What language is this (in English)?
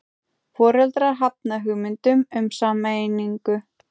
Icelandic